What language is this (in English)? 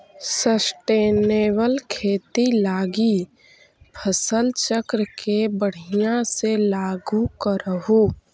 Magahi